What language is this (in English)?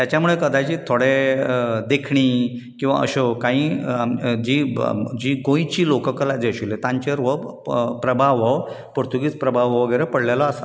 Konkani